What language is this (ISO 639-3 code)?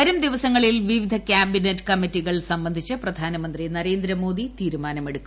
mal